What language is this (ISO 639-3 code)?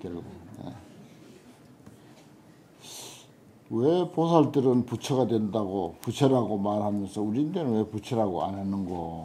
kor